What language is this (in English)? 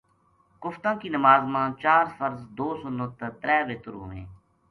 Gujari